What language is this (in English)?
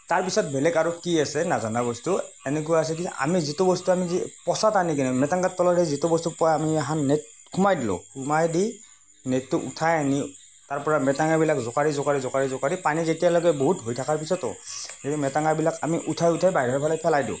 Assamese